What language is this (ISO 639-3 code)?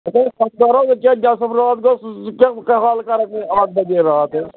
kas